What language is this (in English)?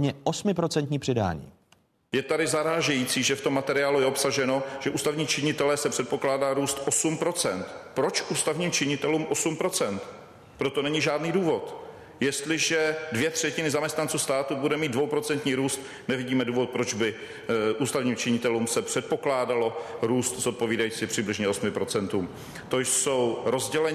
Czech